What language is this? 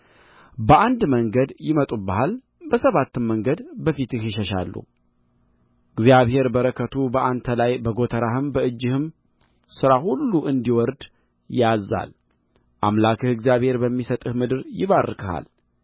Amharic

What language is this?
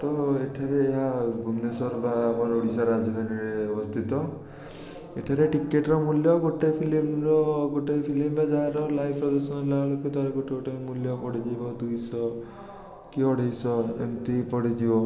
Odia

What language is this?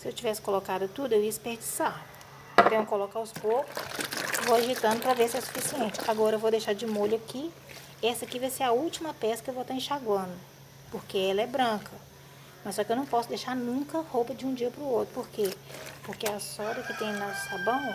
Portuguese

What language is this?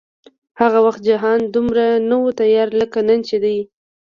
Pashto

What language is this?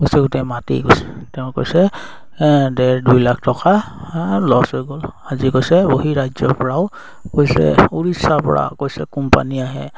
Assamese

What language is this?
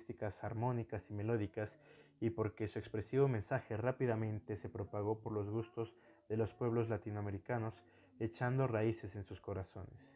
Spanish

